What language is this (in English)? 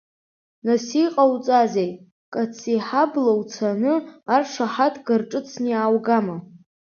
Abkhazian